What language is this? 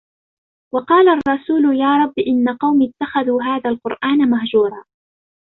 Arabic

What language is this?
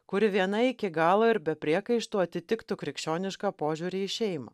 Lithuanian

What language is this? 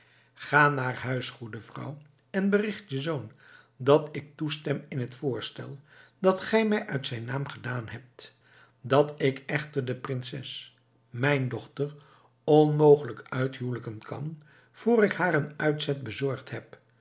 Dutch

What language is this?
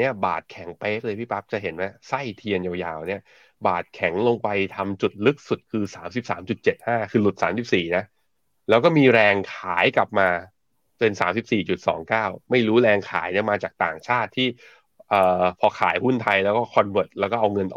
Thai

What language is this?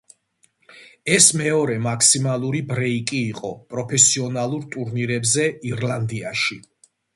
Georgian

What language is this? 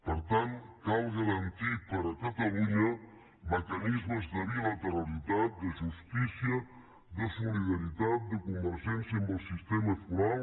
Catalan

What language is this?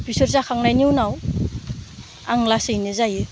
Bodo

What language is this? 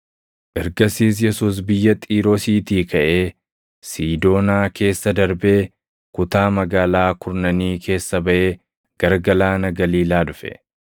Oromo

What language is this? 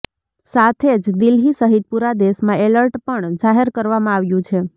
Gujarati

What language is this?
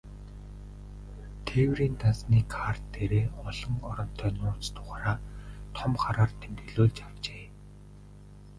Mongolian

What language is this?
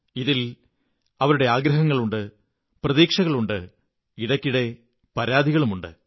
Malayalam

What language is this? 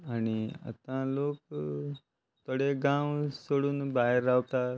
Konkani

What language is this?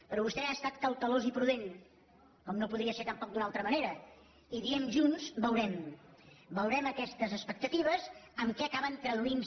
Catalan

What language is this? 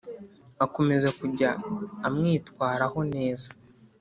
Kinyarwanda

